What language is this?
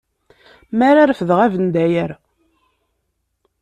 Kabyle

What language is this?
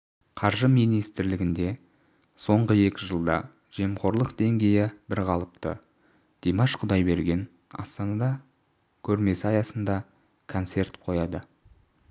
Kazakh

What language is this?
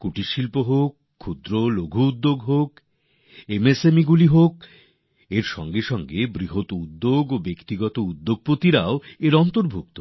Bangla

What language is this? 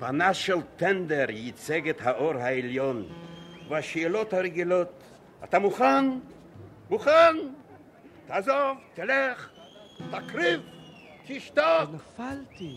Hebrew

